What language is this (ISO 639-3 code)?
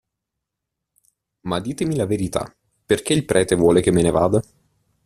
ita